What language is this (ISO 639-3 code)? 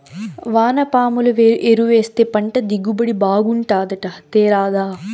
tel